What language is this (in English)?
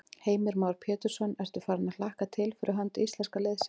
Icelandic